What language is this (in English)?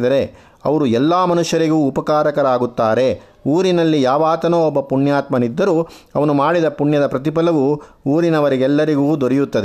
Kannada